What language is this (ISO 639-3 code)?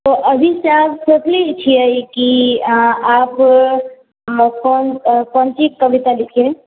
mai